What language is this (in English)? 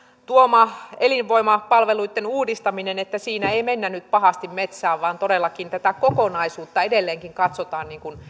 Finnish